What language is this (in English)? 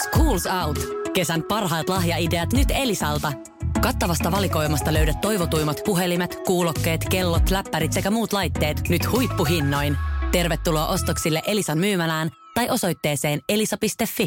Finnish